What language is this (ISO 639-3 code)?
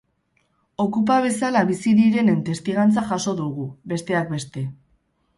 eus